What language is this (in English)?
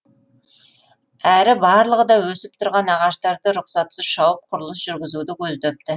Kazakh